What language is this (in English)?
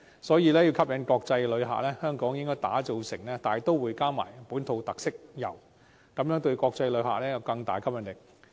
Cantonese